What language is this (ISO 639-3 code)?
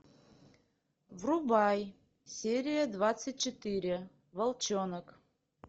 rus